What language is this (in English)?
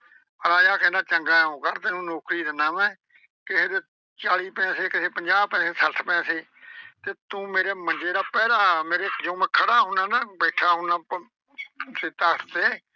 Punjabi